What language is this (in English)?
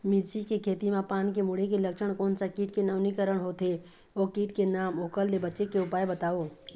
Chhattisgarhi